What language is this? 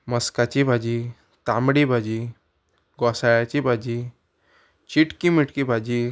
Konkani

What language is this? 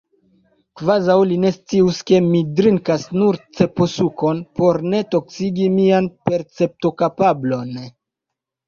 Esperanto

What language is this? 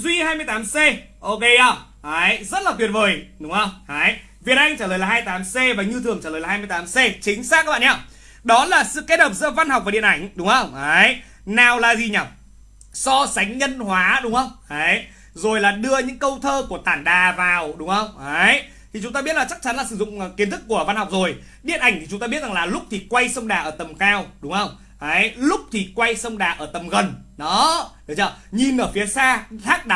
Vietnamese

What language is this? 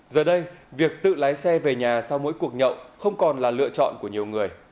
Vietnamese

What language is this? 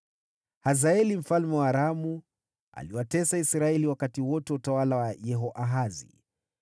Swahili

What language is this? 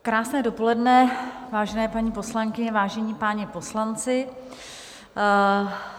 Czech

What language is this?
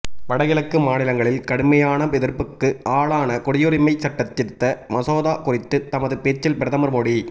Tamil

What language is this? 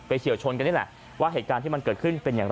Thai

